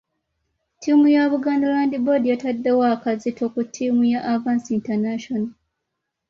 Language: Ganda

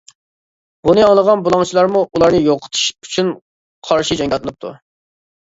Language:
Uyghur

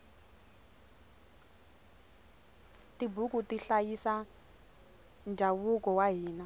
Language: Tsonga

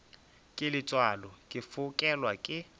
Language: Northern Sotho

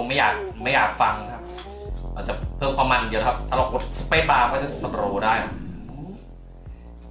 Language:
Thai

